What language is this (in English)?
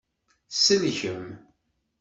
Kabyle